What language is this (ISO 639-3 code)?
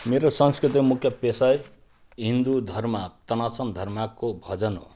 nep